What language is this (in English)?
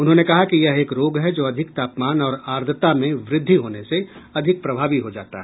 Hindi